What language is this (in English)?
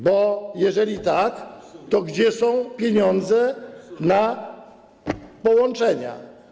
Polish